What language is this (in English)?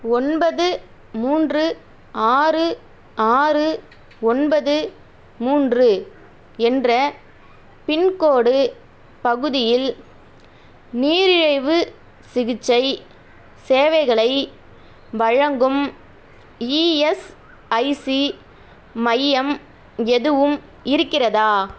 Tamil